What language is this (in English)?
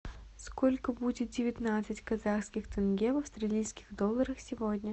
Russian